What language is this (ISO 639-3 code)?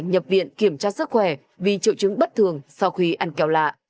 vie